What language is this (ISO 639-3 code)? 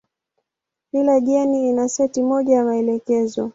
swa